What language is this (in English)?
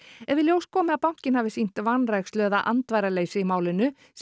Icelandic